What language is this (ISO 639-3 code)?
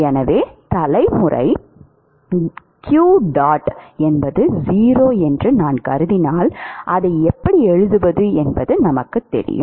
tam